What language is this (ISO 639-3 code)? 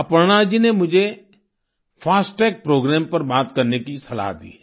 hin